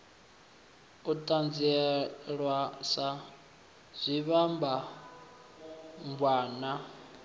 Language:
Venda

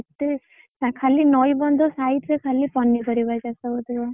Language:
Odia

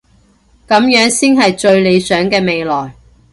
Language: Cantonese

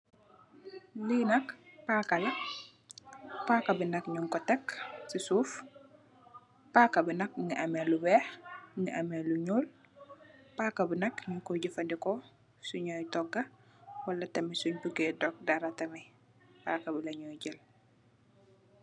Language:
Wolof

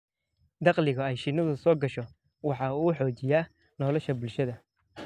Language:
Somali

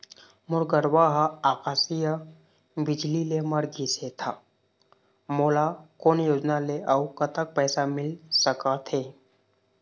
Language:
Chhattisgarhi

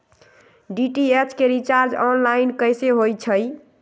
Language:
Magahi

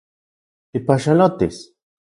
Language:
Central Puebla Nahuatl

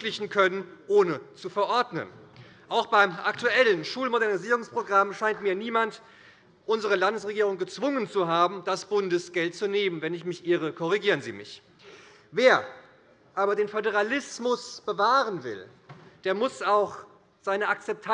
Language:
German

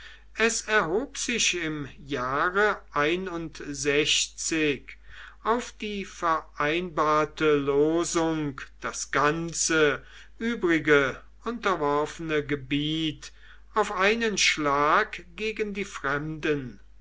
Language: German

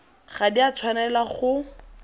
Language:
Tswana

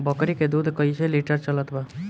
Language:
Bhojpuri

